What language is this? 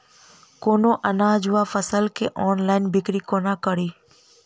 Maithili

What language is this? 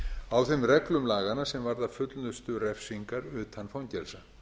Icelandic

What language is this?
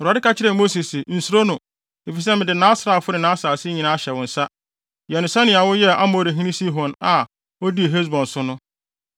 Akan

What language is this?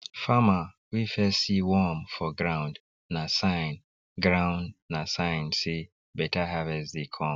Nigerian Pidgin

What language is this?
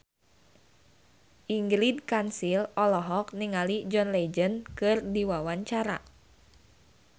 Sundanese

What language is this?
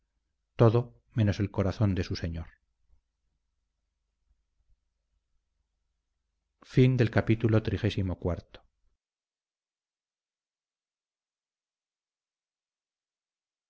Spanish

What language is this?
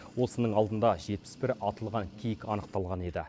Kazakh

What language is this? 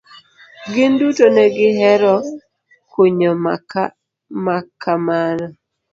Luo (Kenya and Tanzania)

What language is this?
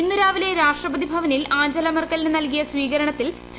Malayalam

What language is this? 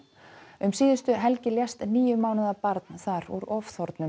Icelandic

